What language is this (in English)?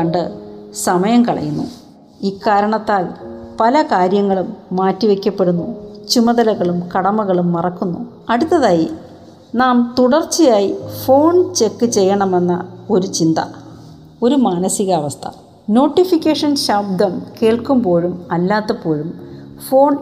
Malayalam